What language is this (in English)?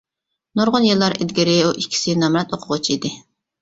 Uyghur